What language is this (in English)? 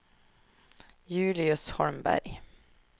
Swedish